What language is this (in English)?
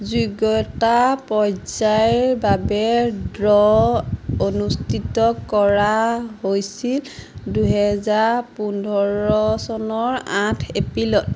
Assamese